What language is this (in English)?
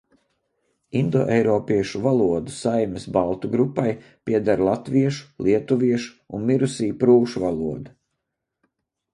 Latvian